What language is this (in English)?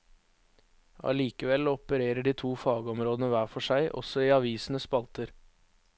Norwegian